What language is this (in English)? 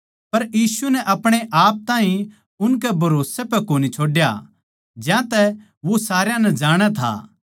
Haryanvi